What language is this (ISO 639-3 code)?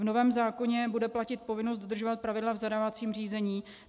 ces